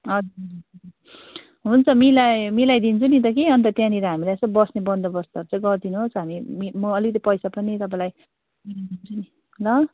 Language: Nepali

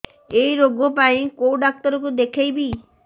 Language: Odia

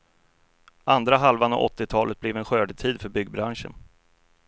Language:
Swedish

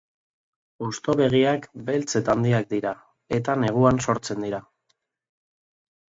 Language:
Basque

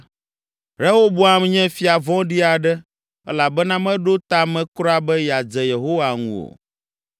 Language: Ewe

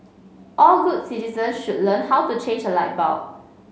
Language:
English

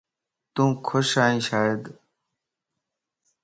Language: Lasi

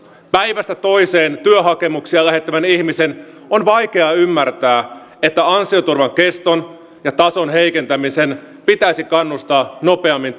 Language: Finnish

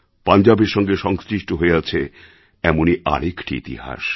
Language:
Bangla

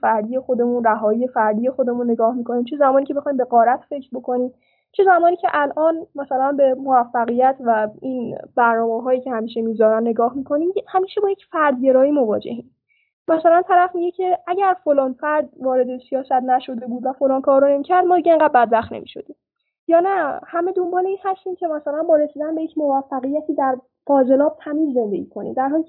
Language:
Persian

